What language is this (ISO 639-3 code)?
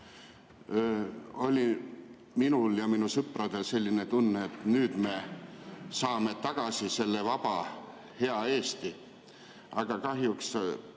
est